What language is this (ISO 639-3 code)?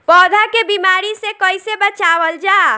bho